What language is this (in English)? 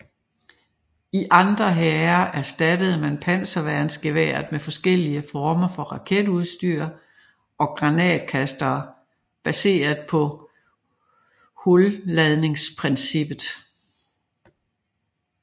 Danish